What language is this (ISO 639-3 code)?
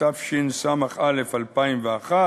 heb